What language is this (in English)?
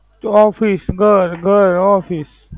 Gujarati